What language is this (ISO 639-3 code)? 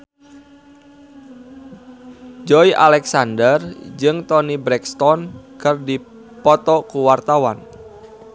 sun